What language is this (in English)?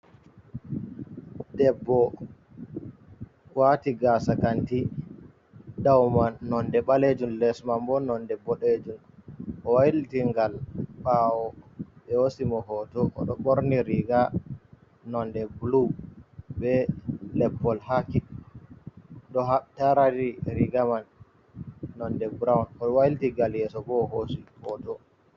Fula